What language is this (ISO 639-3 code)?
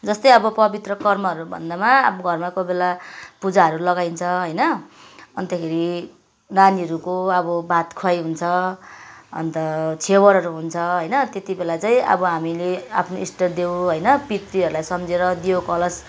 nep